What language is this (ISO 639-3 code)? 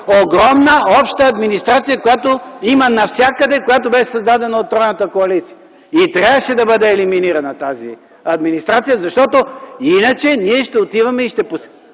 bul